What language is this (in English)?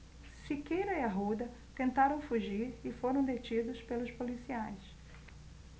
Portuguese